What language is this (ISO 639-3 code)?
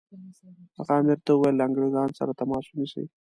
pus